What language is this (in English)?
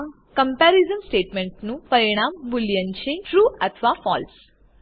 Gujarati